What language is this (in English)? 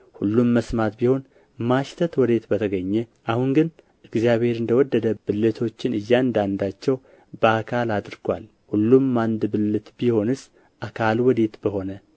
Amharic